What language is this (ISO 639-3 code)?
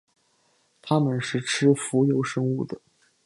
zho